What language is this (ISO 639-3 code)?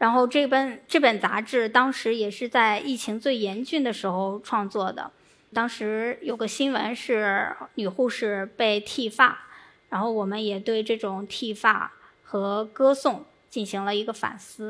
zho